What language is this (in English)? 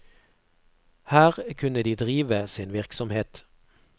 Norwegian